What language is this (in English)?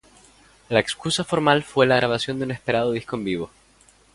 Spanish